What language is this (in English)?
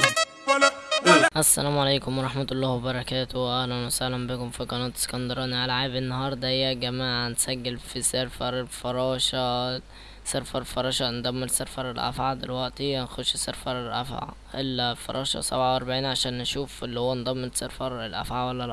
Arabic